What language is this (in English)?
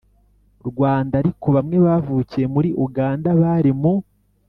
Kinyarwanda